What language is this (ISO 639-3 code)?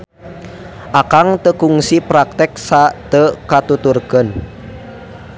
sun